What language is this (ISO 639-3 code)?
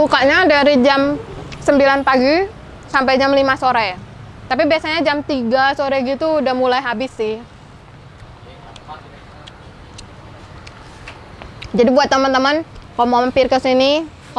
ind